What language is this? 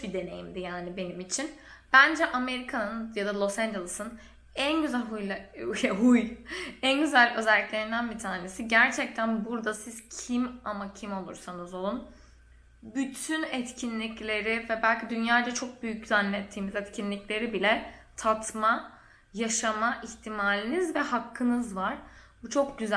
Turkish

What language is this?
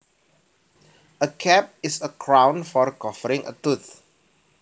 Javanese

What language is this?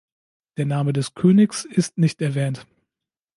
German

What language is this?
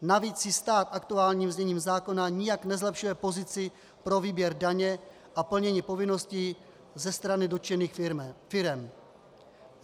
Czech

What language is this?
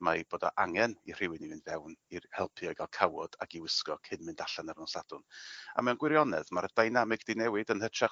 Welsh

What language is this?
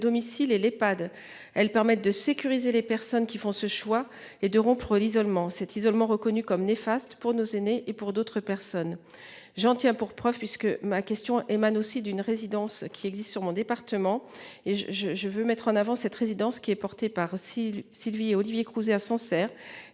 French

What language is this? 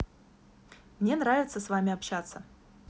Russian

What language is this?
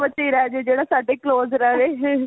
Punjabi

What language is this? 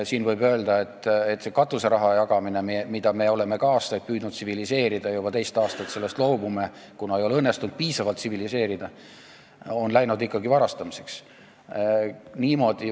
Estonian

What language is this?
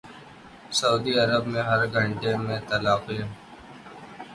Urdu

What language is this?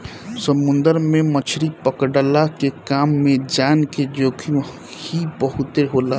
Bhojpuri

